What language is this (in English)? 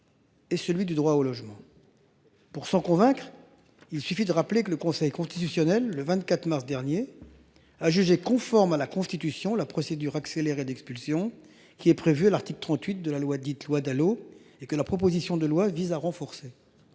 French